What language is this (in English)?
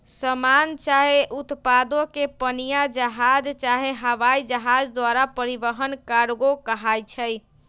Magahi